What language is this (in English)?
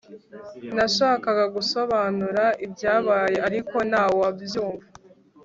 Kinyarwanda